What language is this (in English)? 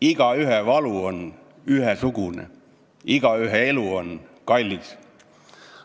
Estonian